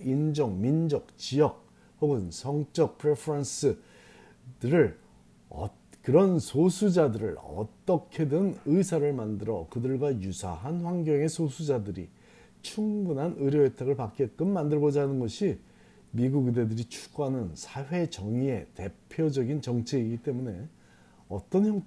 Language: Korean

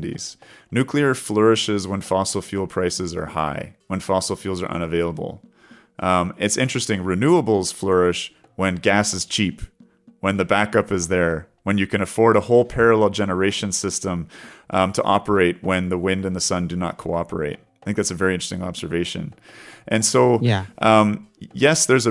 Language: English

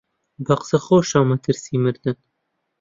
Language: Central Kurdish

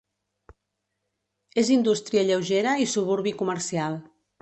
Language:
Catalan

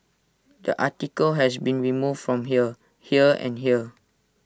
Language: English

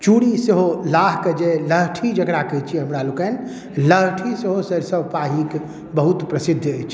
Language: Maithili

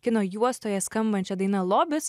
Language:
Lithuanian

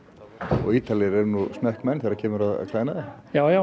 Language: Icelandic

